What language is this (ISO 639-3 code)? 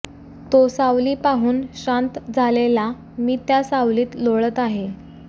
mar